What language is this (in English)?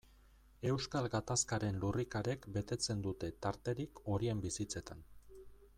Basque